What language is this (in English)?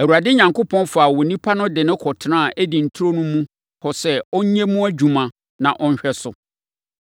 Akan